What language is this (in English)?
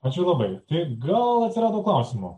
Lithuanian